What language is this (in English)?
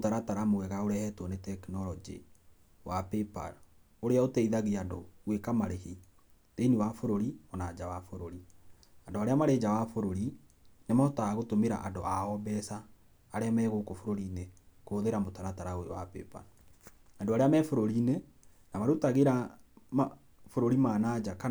Kikuyu